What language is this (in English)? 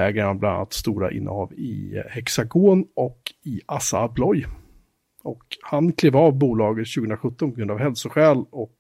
Swedish